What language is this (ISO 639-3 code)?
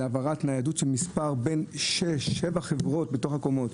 heb